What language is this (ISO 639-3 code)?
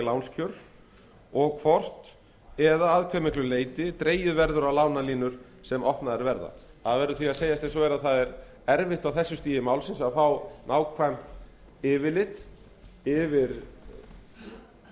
isl